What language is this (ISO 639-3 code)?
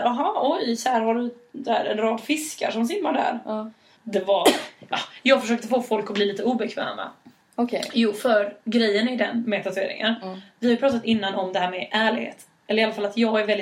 swe